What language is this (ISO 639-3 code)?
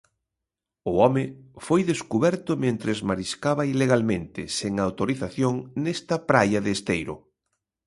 glg